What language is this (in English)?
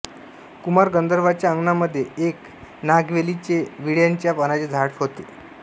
Marathi